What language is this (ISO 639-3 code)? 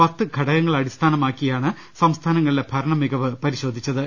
mal